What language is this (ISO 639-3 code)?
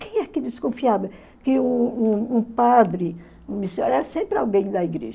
por